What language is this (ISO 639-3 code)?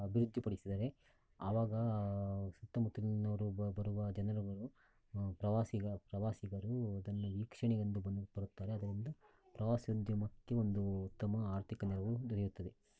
kan